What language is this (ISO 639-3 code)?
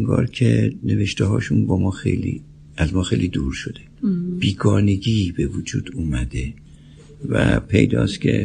fas